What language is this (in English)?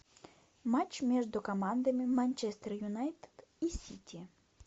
Russian